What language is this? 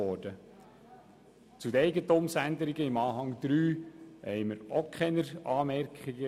Swiss German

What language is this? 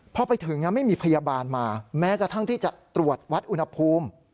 Thai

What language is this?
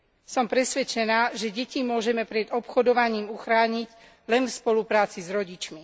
Slovak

